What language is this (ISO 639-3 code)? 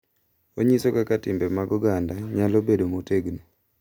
luo